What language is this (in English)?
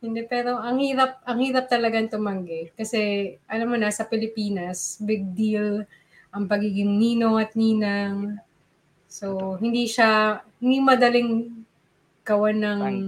Filipino